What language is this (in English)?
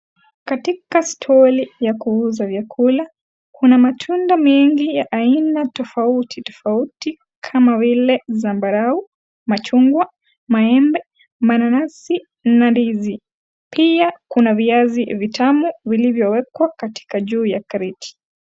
Swahili